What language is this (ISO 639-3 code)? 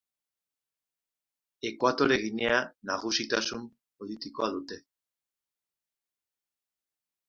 eus